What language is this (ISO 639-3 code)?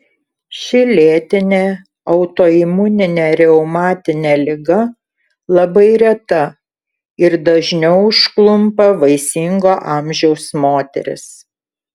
lit